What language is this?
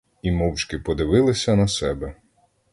Ukrainian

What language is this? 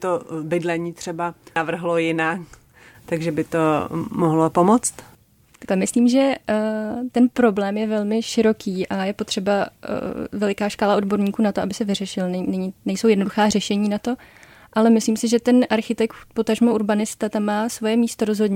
Czech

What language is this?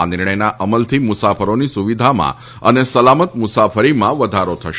Gujarati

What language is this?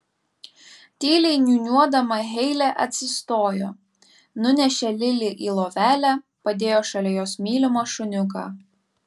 Lithuanian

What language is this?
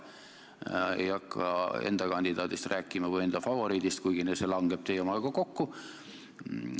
Estonian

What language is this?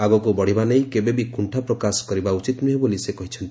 Odia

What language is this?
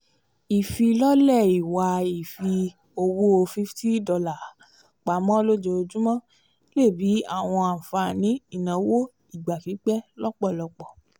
Yoruba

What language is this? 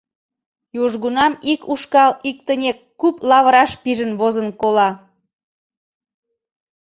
Mari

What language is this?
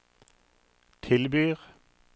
Norwegian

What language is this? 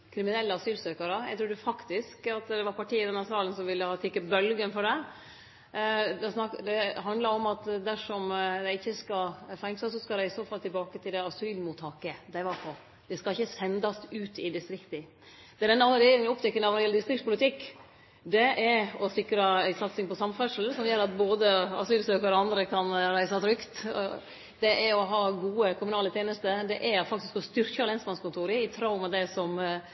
Norwegian Nynorsk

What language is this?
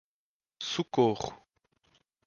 Portuguese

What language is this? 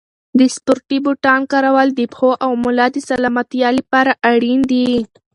Pashto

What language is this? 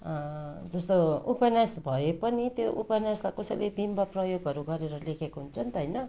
Nepali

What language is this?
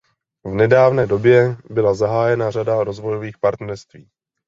Czech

